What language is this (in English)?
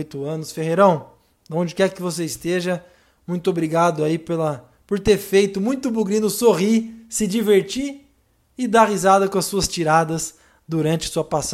Portuguese